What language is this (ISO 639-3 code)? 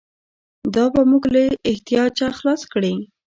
pus